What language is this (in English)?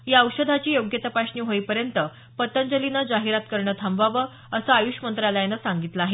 Marathi